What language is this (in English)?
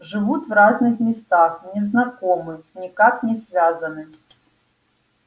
Russian